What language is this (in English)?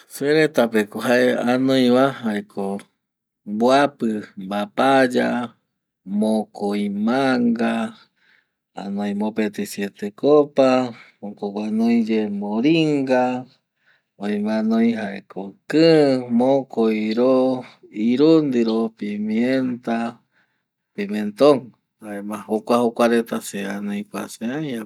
Eastern Bolivian Guaraní